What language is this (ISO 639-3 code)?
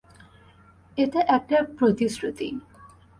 ben